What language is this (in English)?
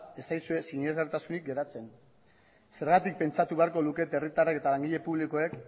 Basque